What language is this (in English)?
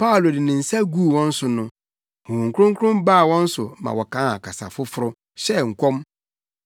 Akan